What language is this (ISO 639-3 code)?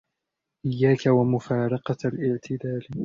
ara